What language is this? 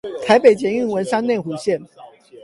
Chinese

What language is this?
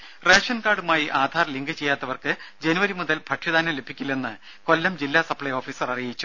Malayalam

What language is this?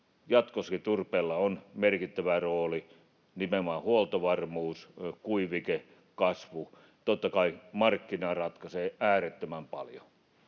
Finnish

